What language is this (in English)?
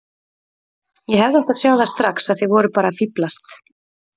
Icelandic